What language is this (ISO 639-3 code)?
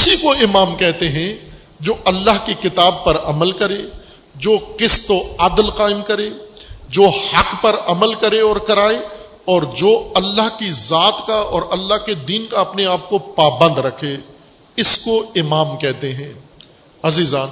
urd